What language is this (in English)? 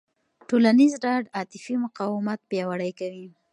Pashto